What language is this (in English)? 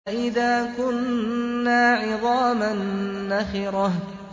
Arabic